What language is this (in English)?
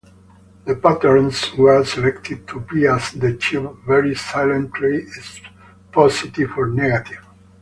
English